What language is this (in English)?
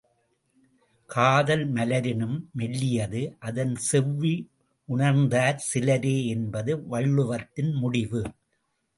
Tamil